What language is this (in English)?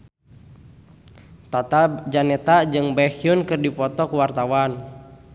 Sundanese